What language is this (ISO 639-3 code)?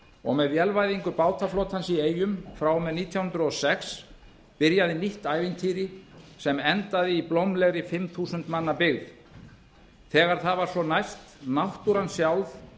isl